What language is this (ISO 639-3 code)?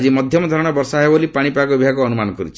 ori